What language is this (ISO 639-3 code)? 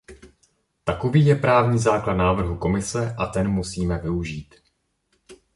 ces